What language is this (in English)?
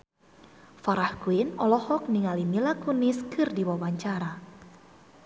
Sundanese